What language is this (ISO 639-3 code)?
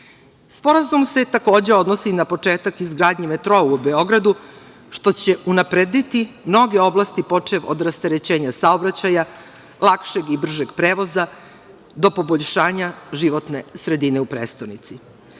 srp